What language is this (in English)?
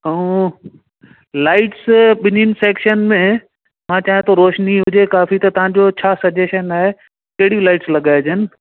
Sindhi